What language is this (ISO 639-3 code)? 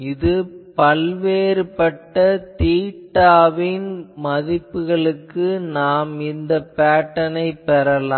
tam